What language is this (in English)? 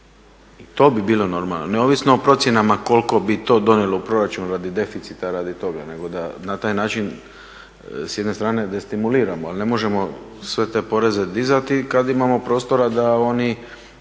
Croatian